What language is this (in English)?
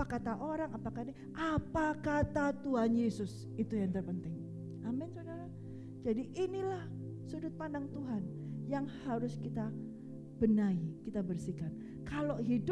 Indonesian